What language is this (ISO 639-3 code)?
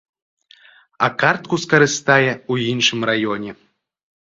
bel